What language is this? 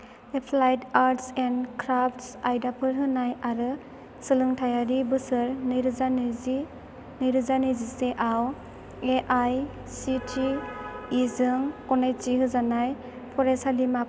Bodo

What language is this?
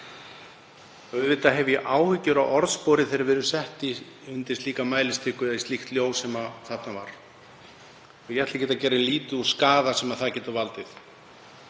Icelandic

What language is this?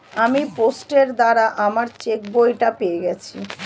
Bangla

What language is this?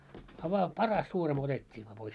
Finnish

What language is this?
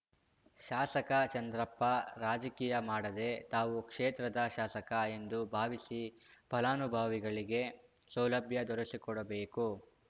Kannada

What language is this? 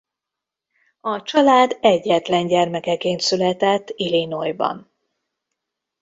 Hungarian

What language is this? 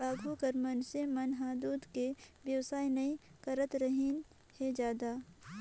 Chhattisgarhi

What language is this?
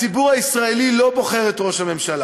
Hebrew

